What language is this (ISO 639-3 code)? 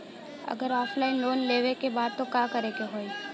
bho